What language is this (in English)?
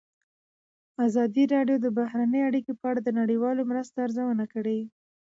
Pashto